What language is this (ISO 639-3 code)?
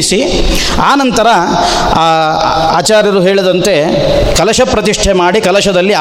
kan